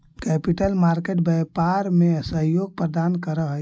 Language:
Magahi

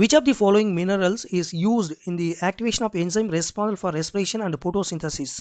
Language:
English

